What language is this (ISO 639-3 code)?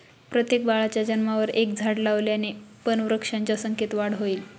mar